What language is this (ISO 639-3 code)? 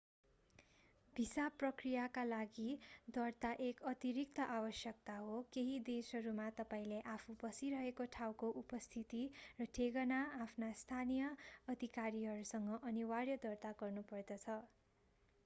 nep